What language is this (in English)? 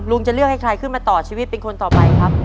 Thai